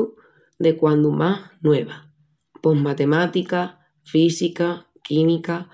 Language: Extremaduran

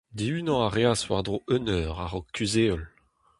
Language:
Breton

